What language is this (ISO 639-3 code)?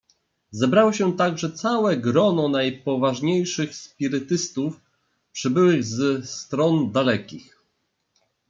pol